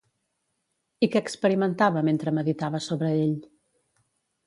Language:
Catalan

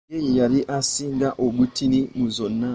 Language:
Ganda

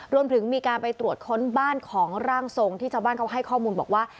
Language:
Thai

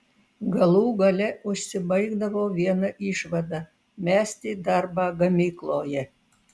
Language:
Lithuanian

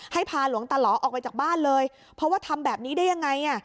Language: Thai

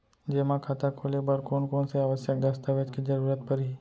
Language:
Chhattisgarhi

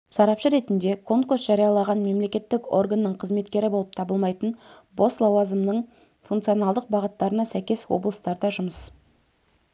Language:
Kazakh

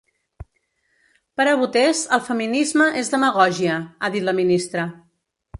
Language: Catalan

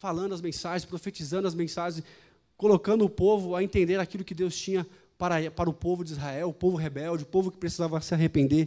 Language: Portuguese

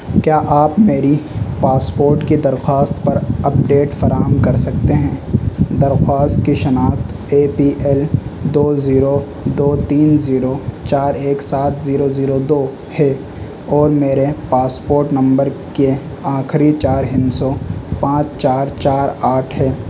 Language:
Urdu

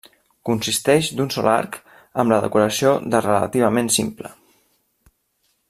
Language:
Catalan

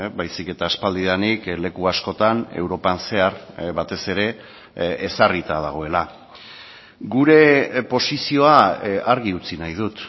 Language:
Basque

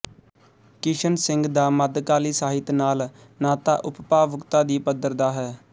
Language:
Punjabi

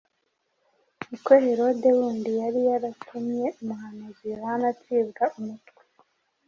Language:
Kinyarwanda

